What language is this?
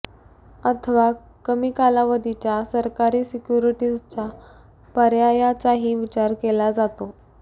Marathi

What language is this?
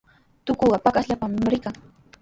Sihuas Ancash Quechua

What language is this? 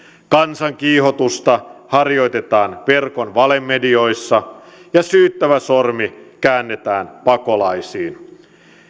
Finnish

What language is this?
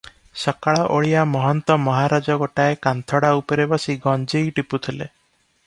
Odia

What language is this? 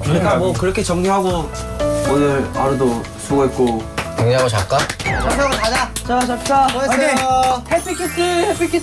Korean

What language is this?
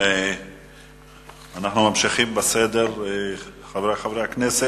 Hebrew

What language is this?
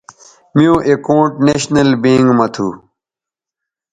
Bateri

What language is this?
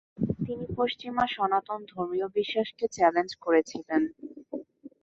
Bangla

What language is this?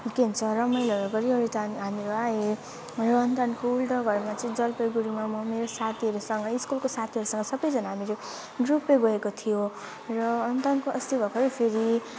Nepali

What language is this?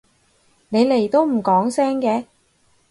Cantonese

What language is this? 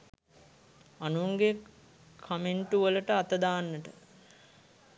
Sinhala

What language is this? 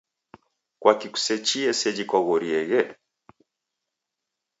Taita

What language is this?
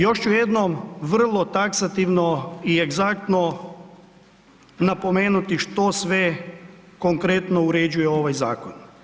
Croatian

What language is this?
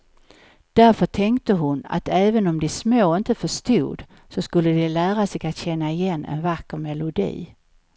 Swedish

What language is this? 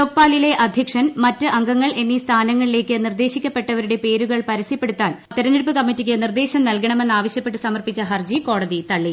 Malayalam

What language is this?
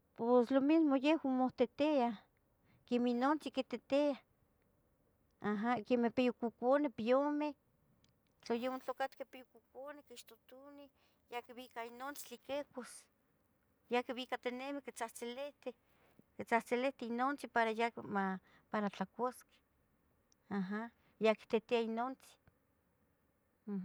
Tetelcingo Nahuatl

